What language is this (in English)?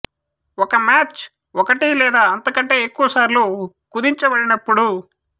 Telugu